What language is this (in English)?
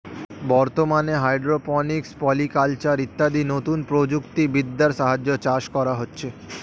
Bangla